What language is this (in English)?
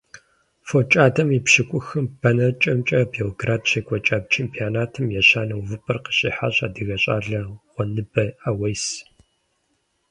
Kabardian